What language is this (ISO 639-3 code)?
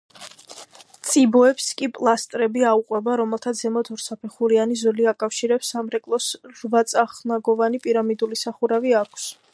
kat